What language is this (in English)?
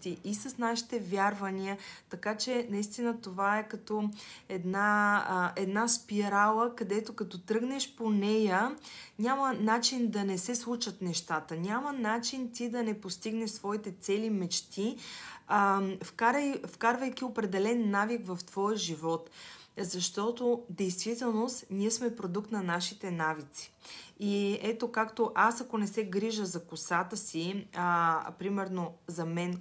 Bulgarian